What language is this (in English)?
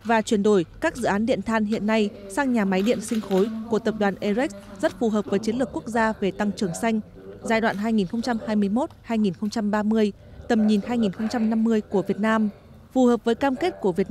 Vietnamese